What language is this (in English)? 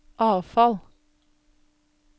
Norwegian